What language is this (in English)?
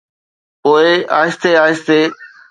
Sindhi